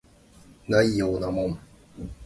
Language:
Japanese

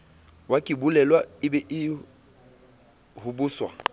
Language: Southern Sotho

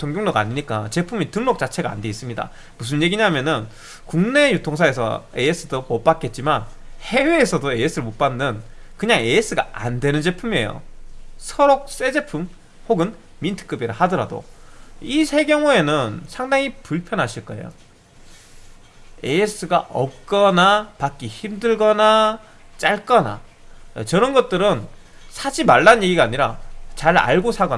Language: Korean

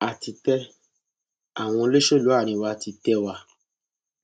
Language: Yoruba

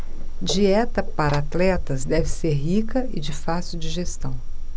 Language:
Portuguese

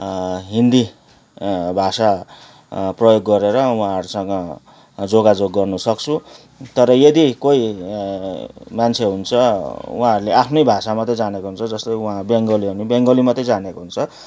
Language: Nepali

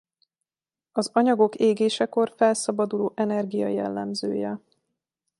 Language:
Hungarian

